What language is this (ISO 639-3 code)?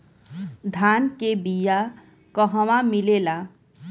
bho